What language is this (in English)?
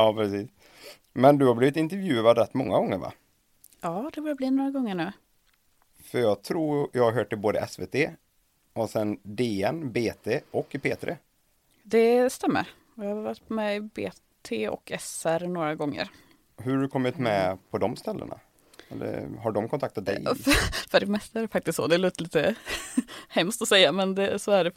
Swedish